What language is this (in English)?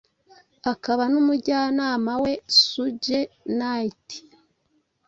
Kinyarwanda